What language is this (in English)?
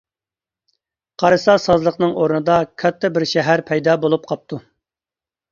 Uyghur